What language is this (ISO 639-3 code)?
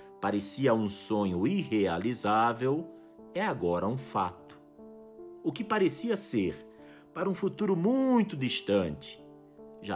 por